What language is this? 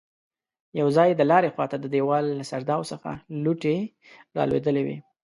Pashto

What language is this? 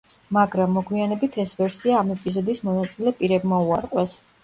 Georgian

